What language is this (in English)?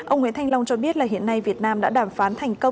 Vietnamese